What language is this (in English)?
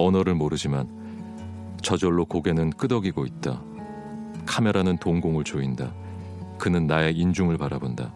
Korean